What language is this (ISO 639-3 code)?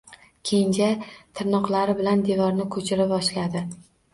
uzb